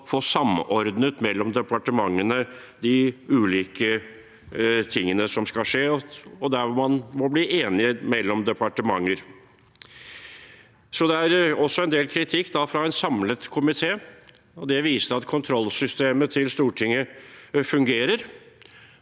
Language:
Norwegian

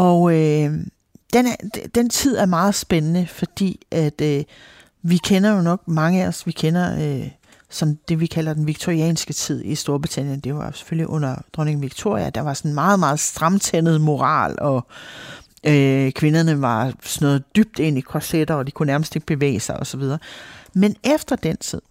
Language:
Danish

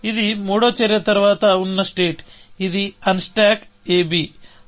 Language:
Telugu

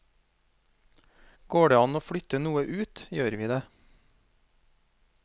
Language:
Norwegian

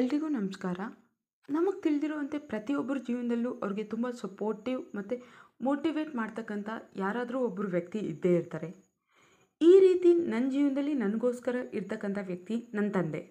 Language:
Kannada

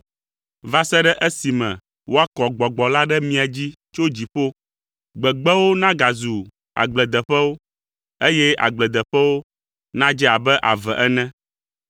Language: Ewe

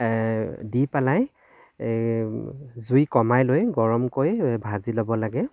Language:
Assamese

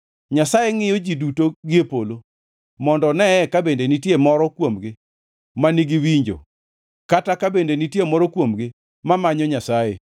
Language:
Luo (Kenya and Tanzania)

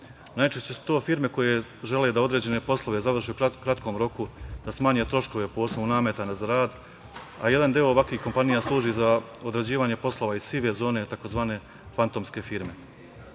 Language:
Serbian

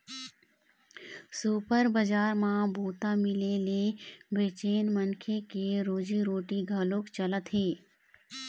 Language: Chhattisgarhi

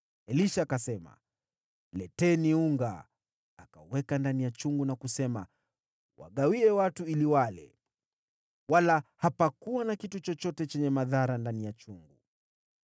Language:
Swahili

